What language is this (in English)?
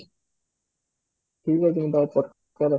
Odia